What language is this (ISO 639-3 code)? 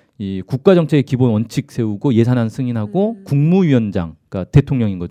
kor